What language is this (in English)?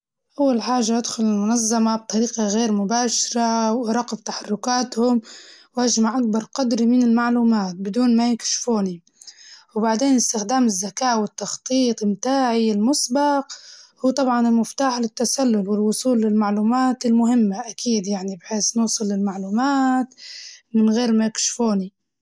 Libyan Arabic